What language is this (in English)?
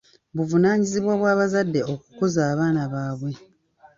Ganda